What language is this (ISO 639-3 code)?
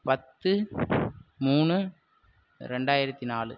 tam